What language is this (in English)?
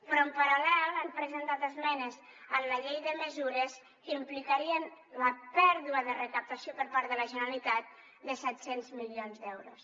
Catalan